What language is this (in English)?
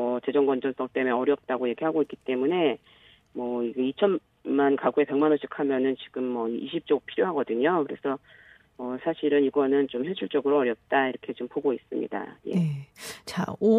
Korean